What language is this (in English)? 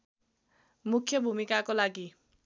Nepali